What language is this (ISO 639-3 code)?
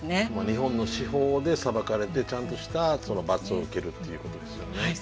jpn